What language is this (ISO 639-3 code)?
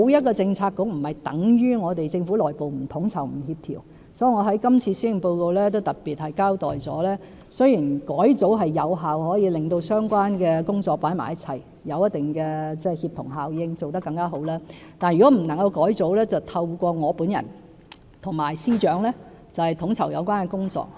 yue